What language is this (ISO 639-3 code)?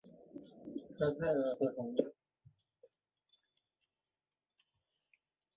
zho